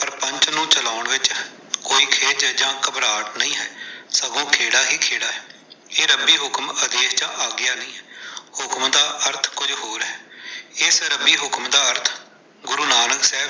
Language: Punjabi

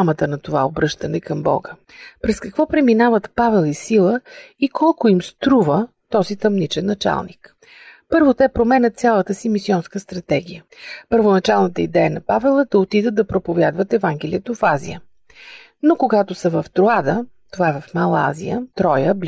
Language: Bulgarian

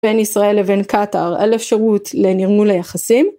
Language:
Hebrew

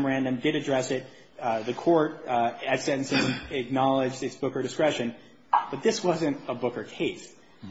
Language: English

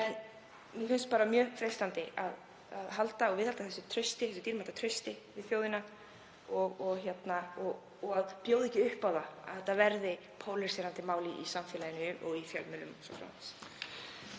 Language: Icelandic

